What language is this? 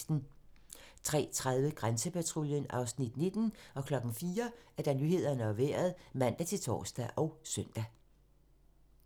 Danish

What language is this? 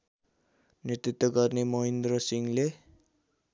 Nepali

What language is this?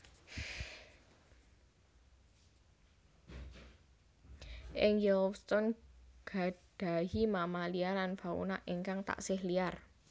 Javanese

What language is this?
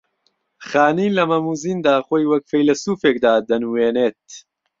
Central Kurdish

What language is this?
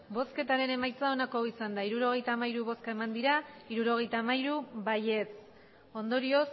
Basque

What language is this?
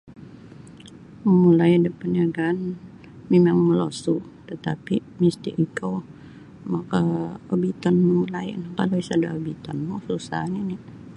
Sabah Bisaya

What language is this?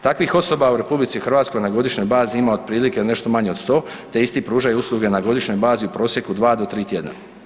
Croatian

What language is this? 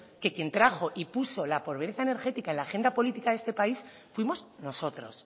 Spanish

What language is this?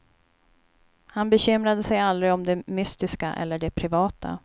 Swedish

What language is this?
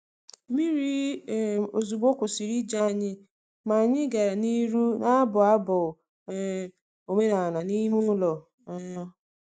Igbo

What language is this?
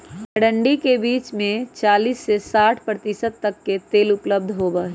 Magahi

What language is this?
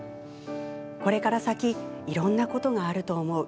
Japanese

